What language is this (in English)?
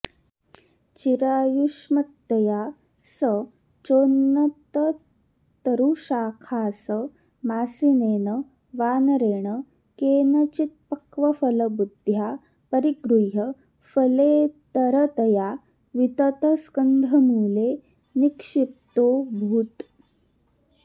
Sanskrit